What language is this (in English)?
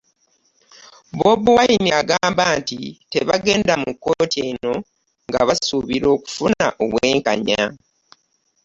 Ganda